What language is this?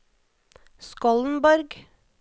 Norwegian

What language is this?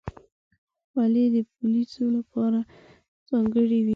Pashto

